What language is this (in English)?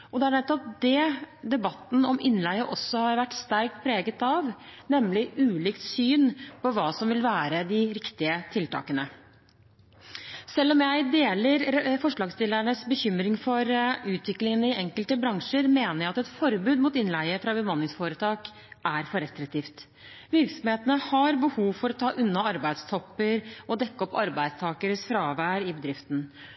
Norwegian Bokmål